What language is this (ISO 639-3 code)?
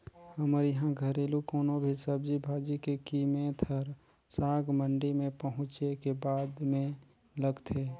hne